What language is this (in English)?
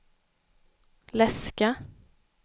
Swedish